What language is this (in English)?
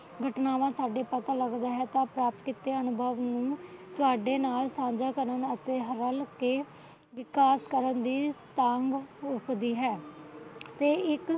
Punjabi